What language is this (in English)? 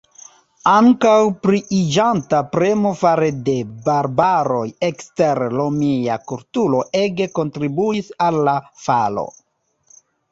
Esperanto